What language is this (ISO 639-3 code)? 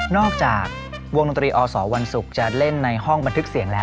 tha